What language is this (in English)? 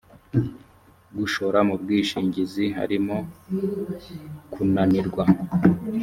Kinyarwanda